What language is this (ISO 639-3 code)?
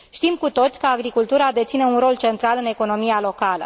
ron